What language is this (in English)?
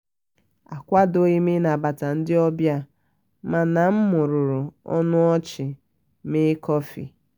Igbo